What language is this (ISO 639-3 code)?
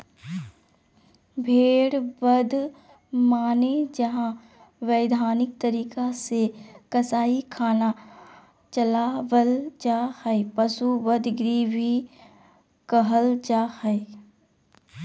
mag